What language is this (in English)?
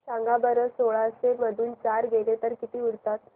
Marathi